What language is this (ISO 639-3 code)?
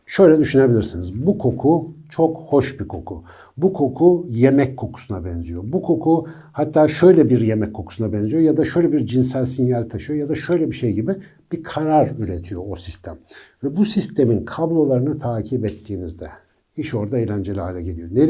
tur